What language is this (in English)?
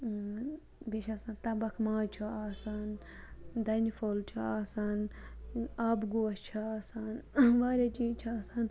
Kashmiri